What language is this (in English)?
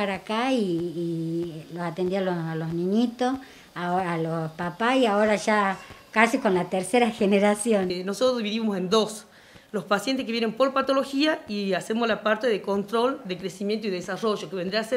Spanish